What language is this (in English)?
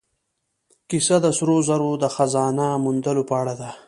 Pashto